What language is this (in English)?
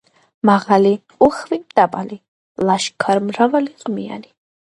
Georgian